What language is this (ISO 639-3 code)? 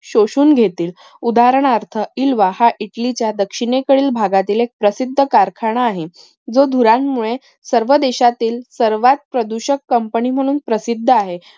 mar